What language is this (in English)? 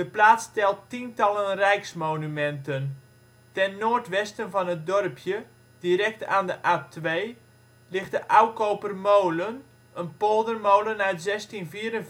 Dutch